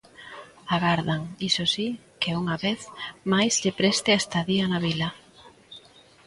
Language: Galician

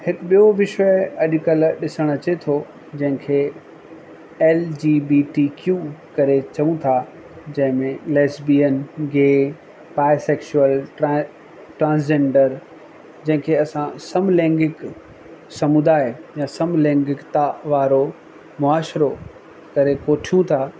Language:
Sindhi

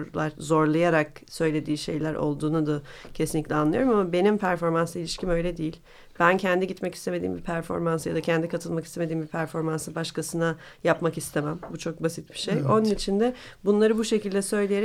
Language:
Turkish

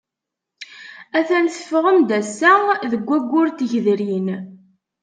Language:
Kabyle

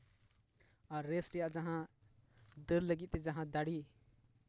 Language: Santali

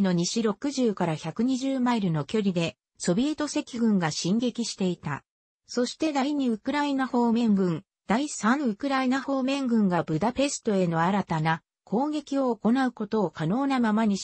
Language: Japanese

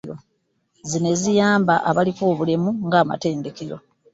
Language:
Ganda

